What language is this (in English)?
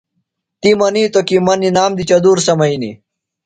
Phalura